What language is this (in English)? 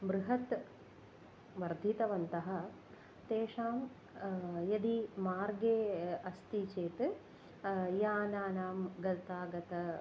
Sanskrit